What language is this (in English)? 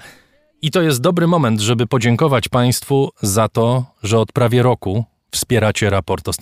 Polish